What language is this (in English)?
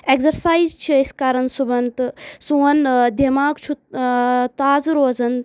Kashmiri